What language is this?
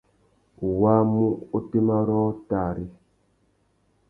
Tuki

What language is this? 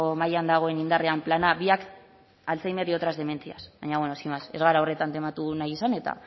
Basque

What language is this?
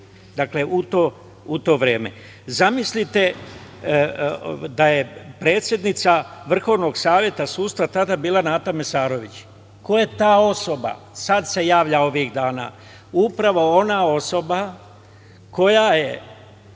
Serbian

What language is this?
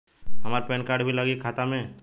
Bhojpuri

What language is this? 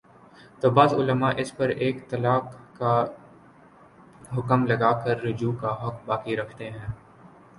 Urdu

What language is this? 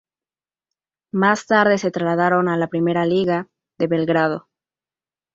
Spanish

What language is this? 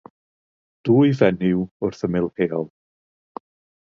Welsh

